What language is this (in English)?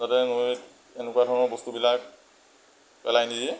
Assamese